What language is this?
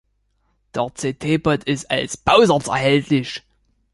German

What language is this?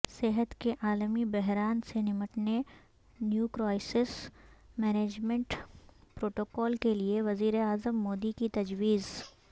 Urdu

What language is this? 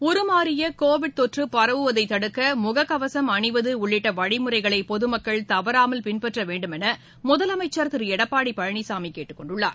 Tamil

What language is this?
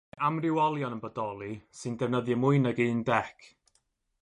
Welsh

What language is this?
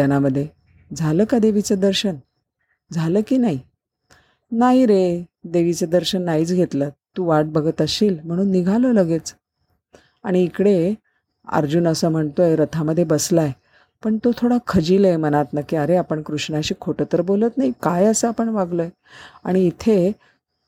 Marathi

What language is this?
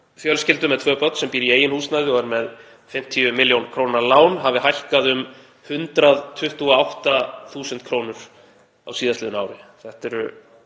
Icelandic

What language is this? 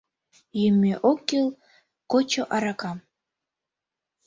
Mari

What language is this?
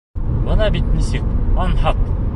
Bashkir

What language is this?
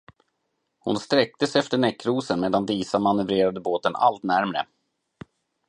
Swedish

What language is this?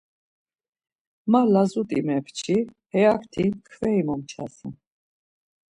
Laz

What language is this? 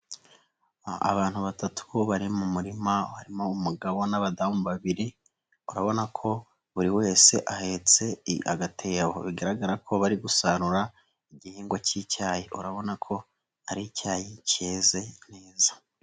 Kinyarwanda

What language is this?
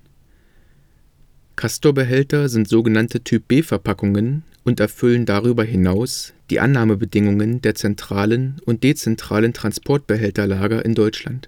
German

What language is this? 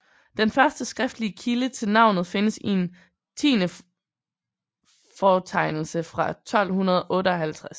Danish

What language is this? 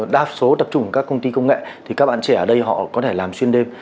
Vietnamese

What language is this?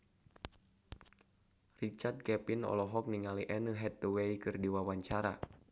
Sundanese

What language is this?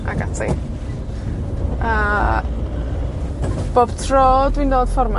Welsh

